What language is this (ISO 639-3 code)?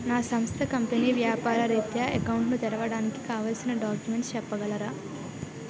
tel